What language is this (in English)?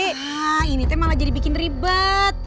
Indonesian